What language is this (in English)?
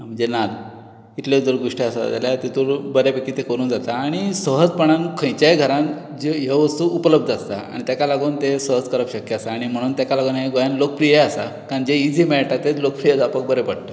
Konkani